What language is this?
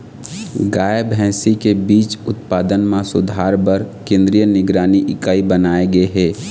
Chhattisgarhi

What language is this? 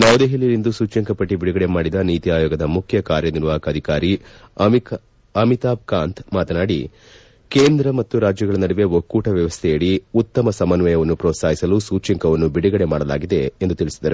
Kannada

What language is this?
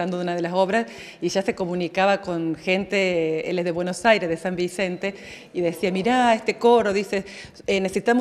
Spanish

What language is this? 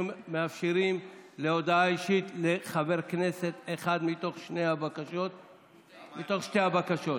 Hebrew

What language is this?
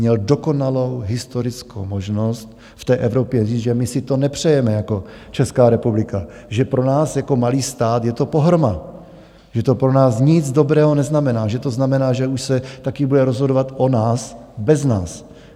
Czech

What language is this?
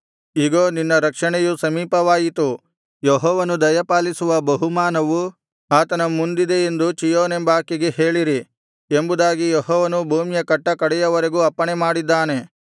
Kannada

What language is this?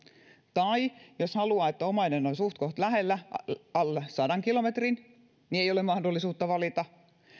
Finnish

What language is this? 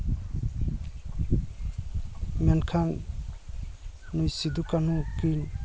Santali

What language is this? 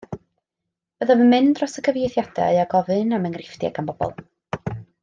Welsh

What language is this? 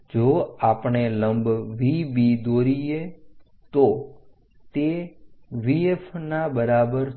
Gujarati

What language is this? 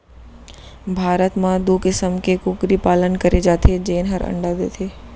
Chhattisgarhi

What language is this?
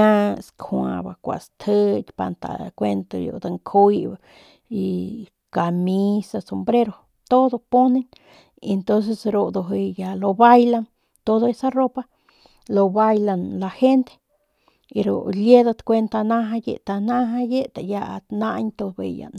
Northern Pame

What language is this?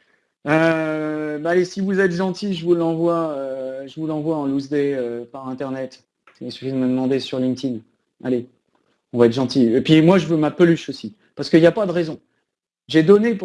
French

